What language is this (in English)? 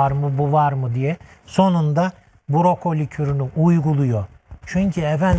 Turkish